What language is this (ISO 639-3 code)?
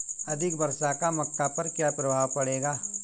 hin